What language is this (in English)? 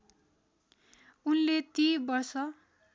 Nepali